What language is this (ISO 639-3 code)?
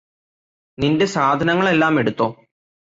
mal